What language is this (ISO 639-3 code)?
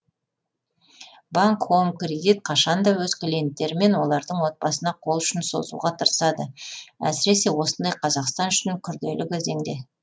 kaz